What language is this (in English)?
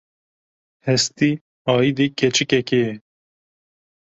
Kurdish